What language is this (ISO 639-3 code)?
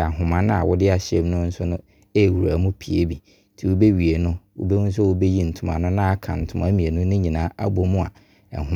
abr